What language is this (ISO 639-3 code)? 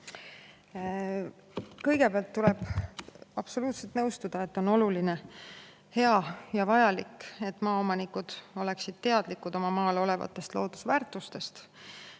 est